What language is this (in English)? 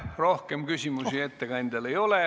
Estonian